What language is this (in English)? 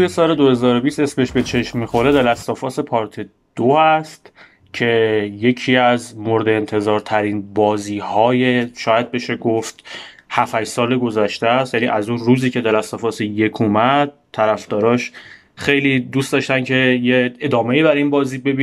Persian